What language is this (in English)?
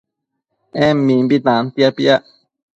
Matsés